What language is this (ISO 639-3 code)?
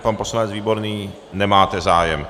ces